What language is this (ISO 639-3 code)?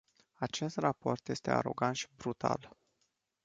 ron